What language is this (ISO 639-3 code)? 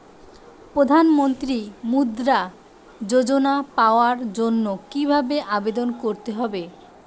ben